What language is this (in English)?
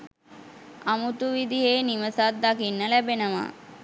Sinhala